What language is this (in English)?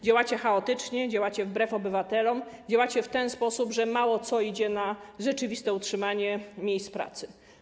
Polish